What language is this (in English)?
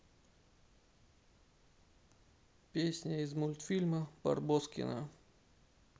Russian